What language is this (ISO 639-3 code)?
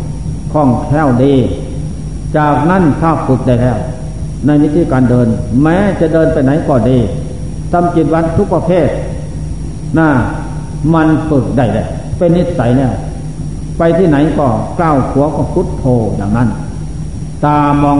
tha